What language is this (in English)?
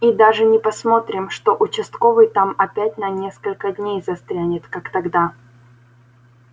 Russian